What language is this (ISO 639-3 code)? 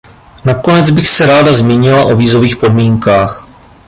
ces